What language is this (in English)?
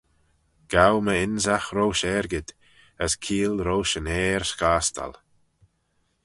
Manx